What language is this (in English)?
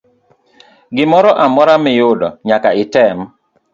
Luo (Kenya and Tanzania)